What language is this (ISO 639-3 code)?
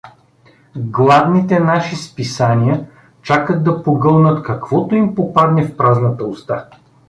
bul